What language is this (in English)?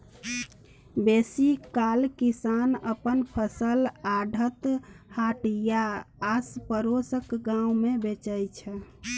Maithili